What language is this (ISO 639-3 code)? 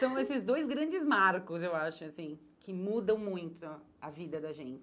por